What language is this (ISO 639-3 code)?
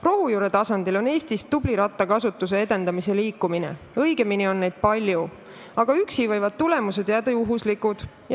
est